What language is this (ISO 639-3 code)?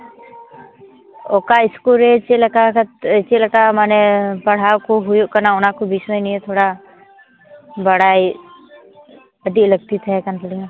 sat